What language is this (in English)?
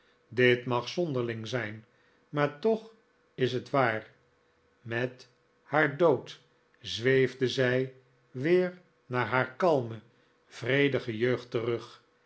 Dutch